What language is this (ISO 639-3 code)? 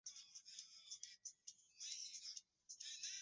swa